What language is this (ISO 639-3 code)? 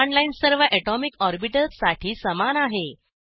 mar